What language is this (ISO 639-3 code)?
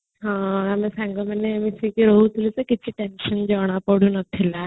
ori